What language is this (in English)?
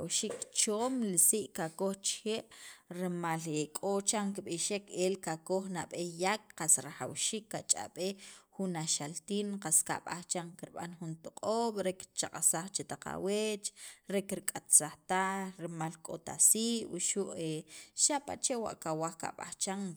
Sacapulteco